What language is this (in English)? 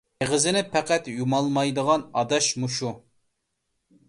Uyghur